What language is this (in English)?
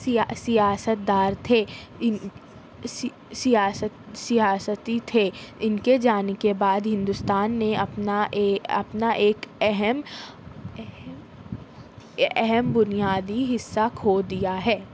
Urdu